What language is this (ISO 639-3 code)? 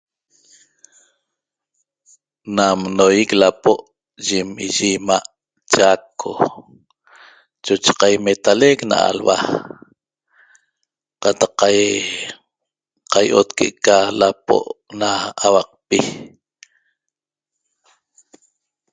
tob